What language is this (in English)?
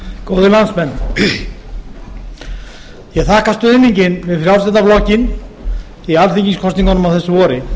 Icelandic